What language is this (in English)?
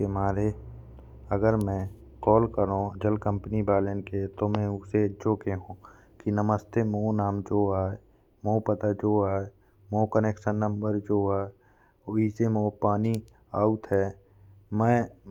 Bundeli